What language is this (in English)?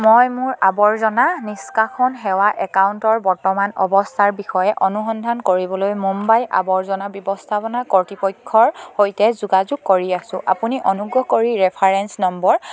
Assamese